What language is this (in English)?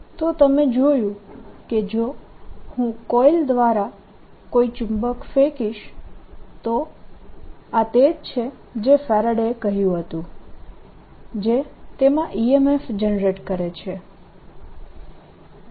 Gujarati